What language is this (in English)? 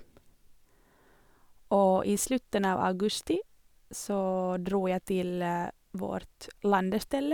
Norwegian